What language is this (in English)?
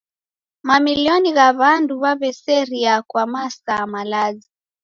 Taita